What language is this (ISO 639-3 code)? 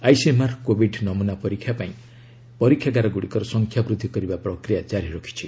ori